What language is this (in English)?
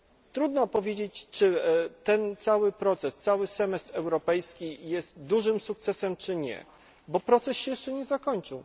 Polish